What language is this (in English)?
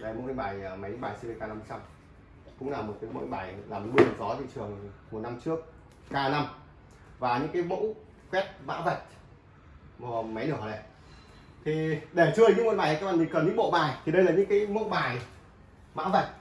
Vietnamese